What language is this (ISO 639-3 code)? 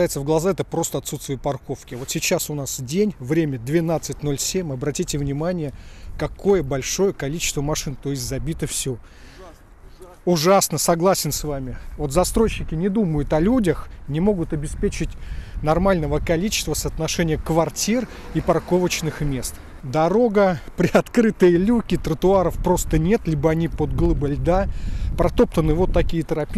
rus